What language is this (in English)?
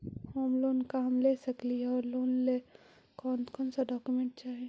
Magahi